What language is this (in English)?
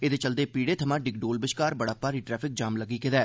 Dogri